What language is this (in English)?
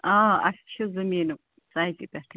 Kashmiri